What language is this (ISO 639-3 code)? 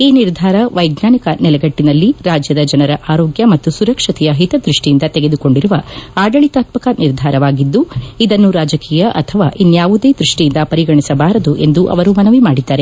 kan